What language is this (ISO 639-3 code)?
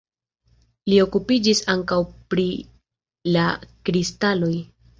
epo